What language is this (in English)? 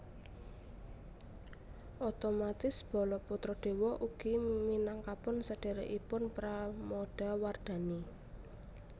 Javanese